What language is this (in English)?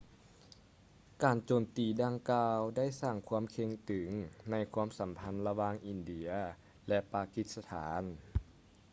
Lao